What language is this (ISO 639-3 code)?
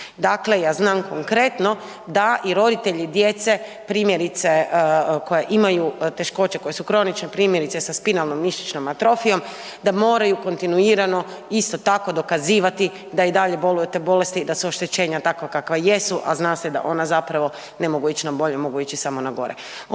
hrv